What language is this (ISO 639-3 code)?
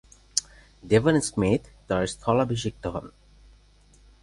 ben